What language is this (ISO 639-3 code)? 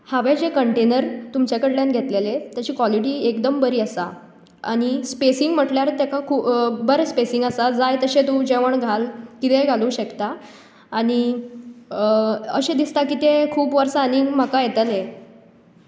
kok